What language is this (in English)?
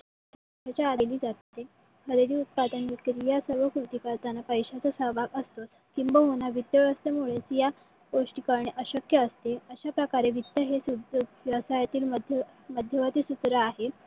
Marathi